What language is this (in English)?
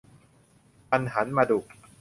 Thai